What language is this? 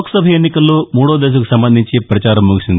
Telugu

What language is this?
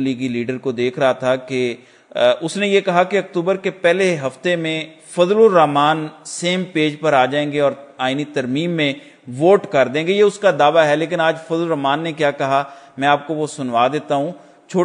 Hindi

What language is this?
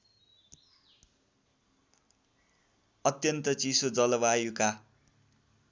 Nepali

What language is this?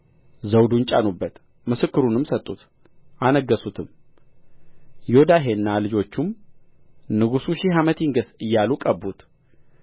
Amharic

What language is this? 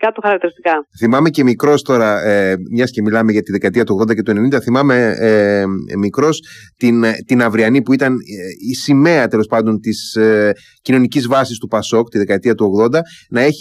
Greek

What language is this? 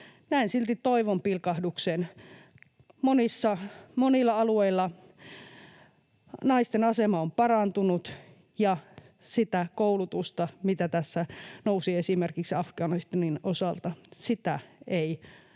Finnish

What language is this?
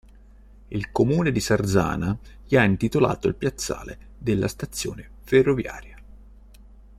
Italian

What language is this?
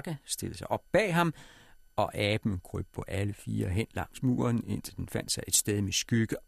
Danish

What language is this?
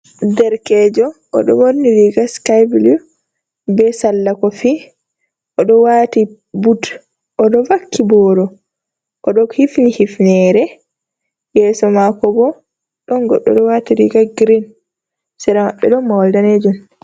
Fula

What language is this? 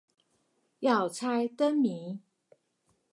Chinese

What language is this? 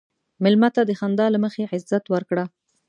Pashto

